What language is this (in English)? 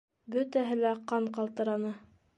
Bashkir